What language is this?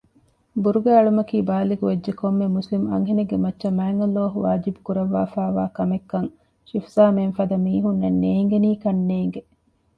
Divehi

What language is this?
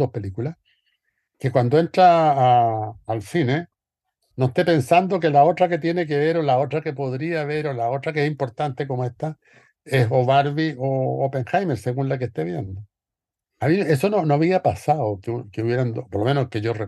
Spanish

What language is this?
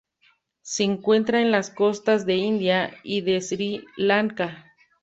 Spanish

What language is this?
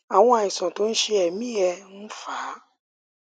Yoruba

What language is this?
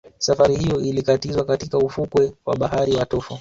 Swahili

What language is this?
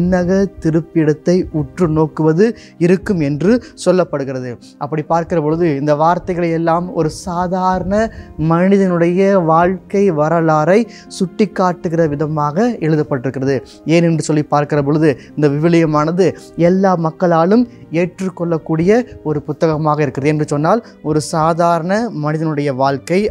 Tamil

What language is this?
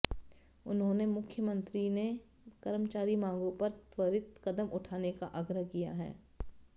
Hindi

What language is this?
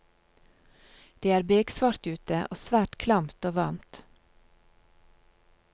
Norwegian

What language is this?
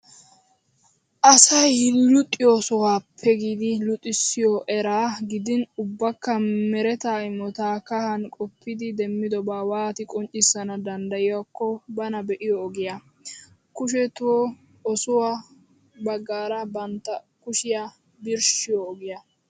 Wolaytta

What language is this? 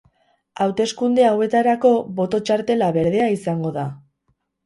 Basque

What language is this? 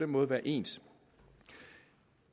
Danish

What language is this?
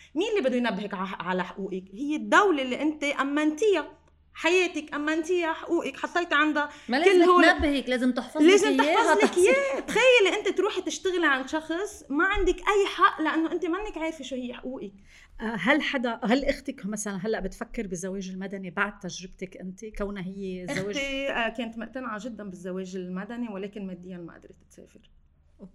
Arabic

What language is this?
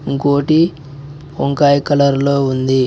Telugu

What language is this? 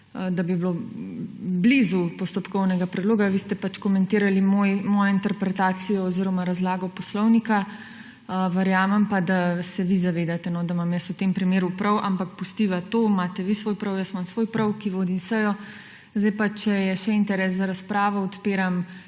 Slovenian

